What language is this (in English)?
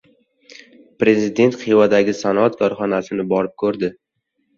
Uzbek